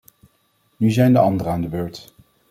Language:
Dutch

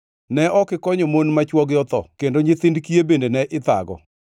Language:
Luo (Kenya and Tanzania)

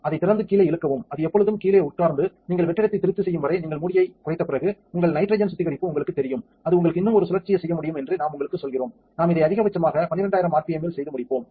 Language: Tamil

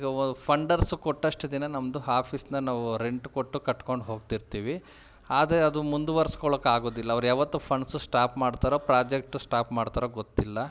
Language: Kannada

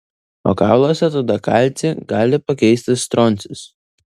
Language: Lithuanian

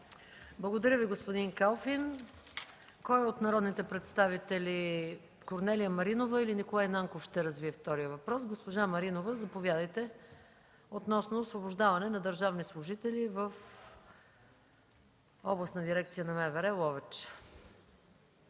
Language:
Bulgarian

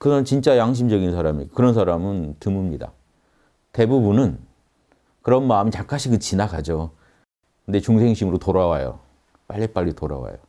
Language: Korean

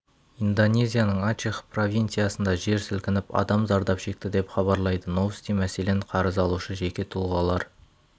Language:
Kazakh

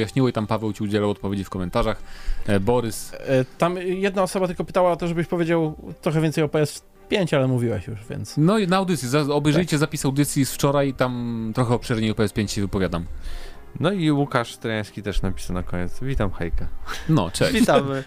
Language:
Polish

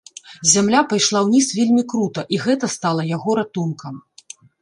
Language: Belarusian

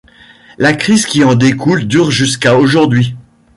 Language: French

